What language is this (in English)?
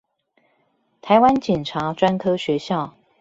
Chinese